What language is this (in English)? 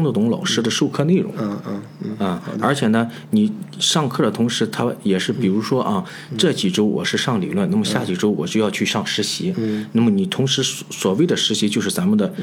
Chinese